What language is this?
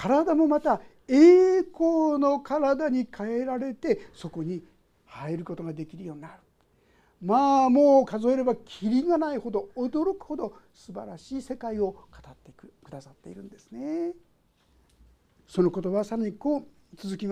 Japanese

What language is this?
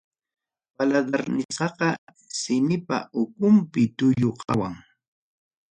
Ayacucho Quechua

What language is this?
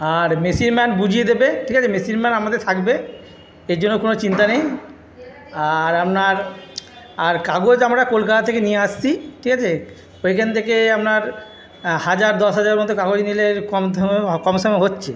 Bangla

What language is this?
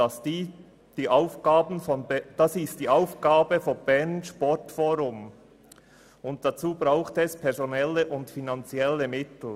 Swiss German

